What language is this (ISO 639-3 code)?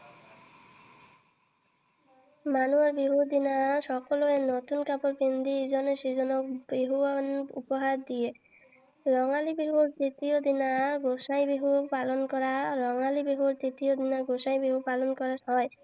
asm